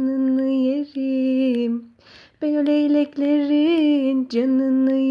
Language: English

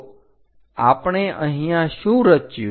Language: Gujarati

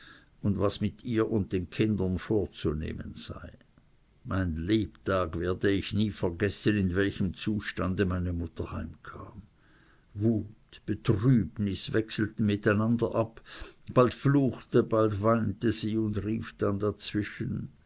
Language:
German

